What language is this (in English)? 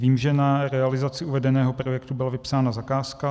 Czech